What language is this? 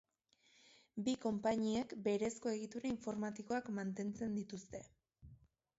Basque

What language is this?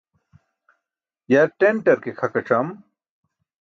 Burushaski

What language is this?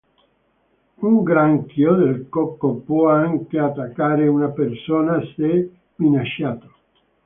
Italian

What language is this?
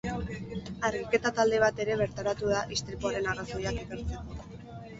Basque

